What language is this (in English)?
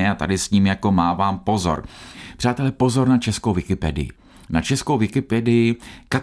Czech